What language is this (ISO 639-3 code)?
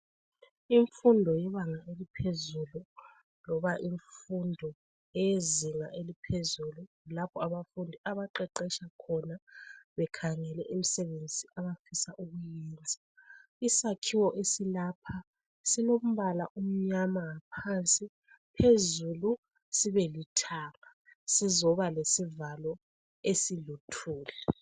nde